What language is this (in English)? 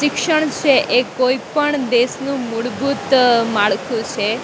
Gujarati